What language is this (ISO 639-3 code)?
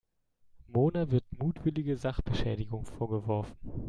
deu